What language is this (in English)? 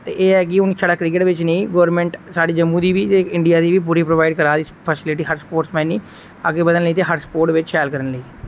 Dogri